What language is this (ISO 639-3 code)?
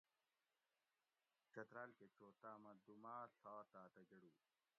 gwc